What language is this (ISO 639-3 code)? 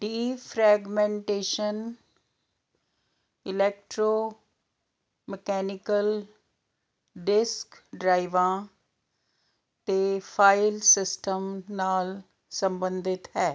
pan